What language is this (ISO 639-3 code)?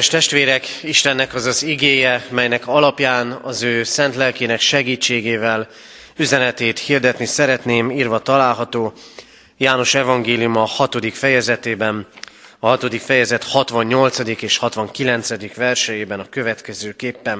hun